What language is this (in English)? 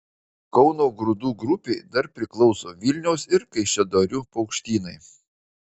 Lithuanian